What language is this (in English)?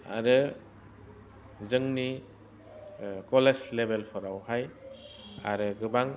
Bodo